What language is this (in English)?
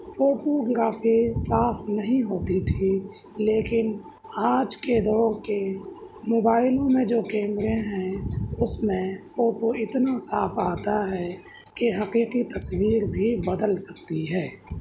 Urdu